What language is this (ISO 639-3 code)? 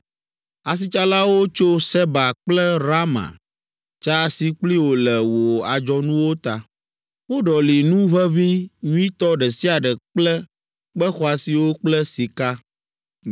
ewe